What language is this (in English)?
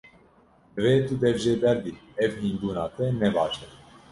Kurdish